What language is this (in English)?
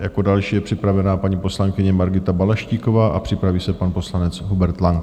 Czech